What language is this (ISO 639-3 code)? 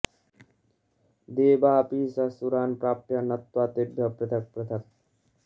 san